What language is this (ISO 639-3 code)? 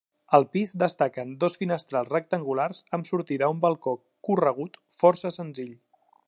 cat